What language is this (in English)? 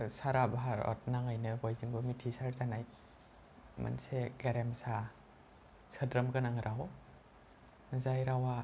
Bodo